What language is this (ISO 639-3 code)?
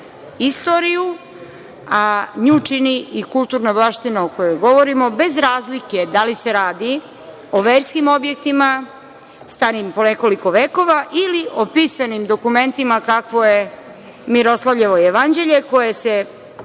srp